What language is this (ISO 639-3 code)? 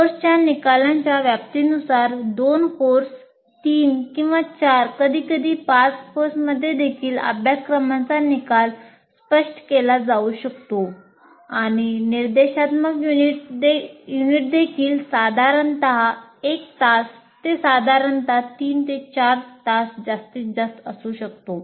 mar